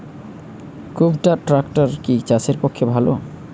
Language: Bangla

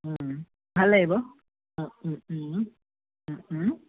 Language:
Assamese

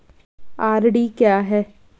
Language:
Hindi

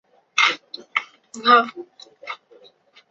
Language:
Chinese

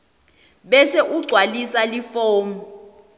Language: Swati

